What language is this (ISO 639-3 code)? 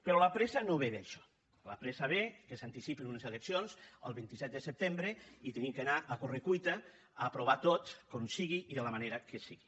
cat